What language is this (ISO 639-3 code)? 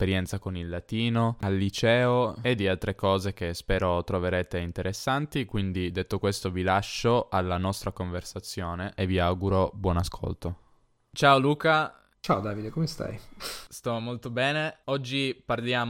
ita